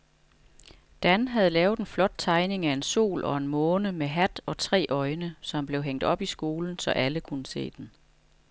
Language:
Danish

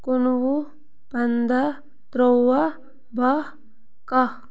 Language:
Kashmiri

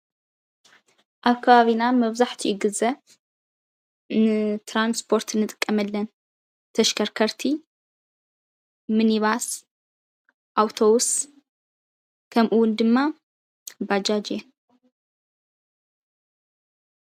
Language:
Tigrinya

